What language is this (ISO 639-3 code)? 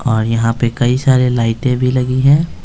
hin